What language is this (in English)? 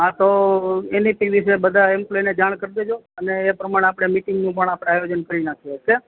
Gujarati